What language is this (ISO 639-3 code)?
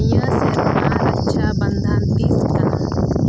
sat